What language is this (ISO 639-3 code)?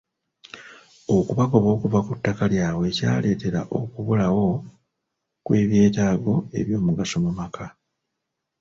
lug